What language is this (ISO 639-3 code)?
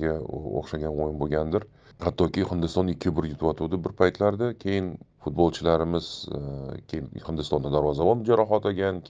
tur